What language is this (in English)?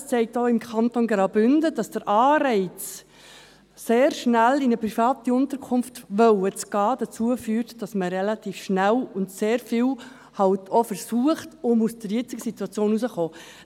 Swiss German